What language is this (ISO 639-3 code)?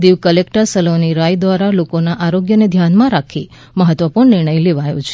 guj